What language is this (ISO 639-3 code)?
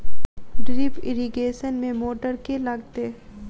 mai